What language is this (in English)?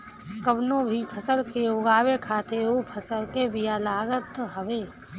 Bhojpuri